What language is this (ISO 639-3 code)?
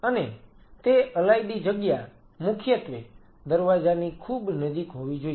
guj